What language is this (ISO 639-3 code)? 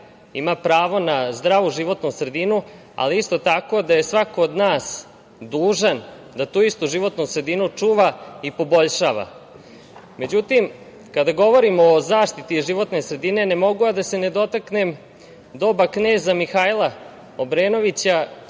srp